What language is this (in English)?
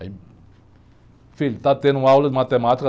Portuguese